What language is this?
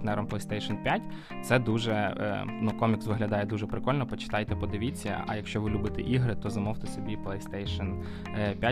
Ukrainian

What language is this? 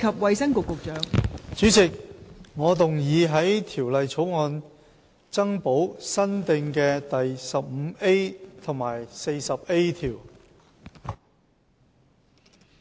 Cantonese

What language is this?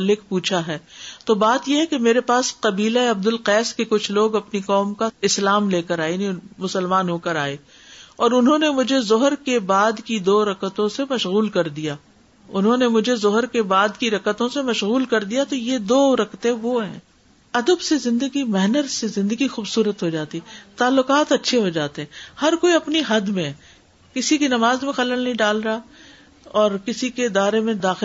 Urdu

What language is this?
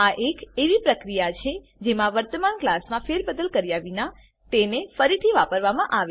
Gujarati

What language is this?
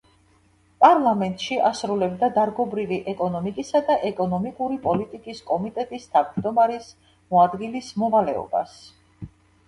Georgian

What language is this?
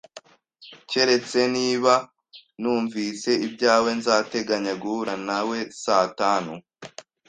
Kinyarwanda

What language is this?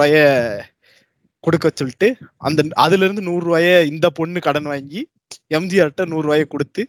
Tamil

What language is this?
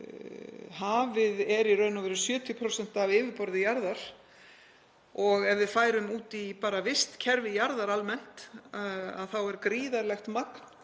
Icelandic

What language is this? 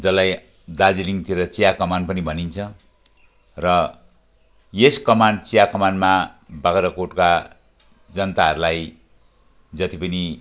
Nepali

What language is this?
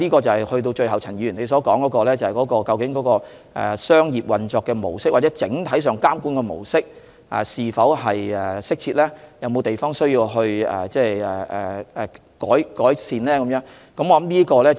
Cantonese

